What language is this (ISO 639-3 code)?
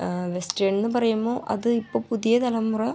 mal